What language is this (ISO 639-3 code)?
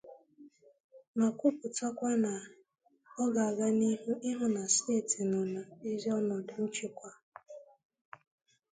ibo